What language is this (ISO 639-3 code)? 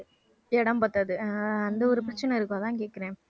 tam